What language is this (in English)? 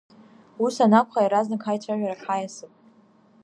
Abkhazian